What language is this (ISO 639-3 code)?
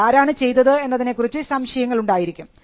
mal